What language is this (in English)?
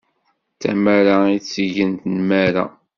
Kabyle